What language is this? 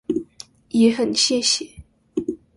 Chinese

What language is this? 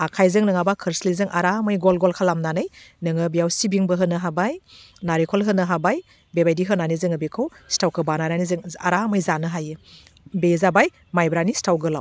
Bodo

